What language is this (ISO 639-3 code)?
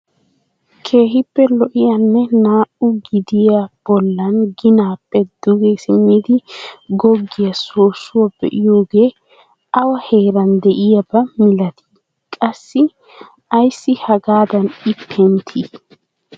wal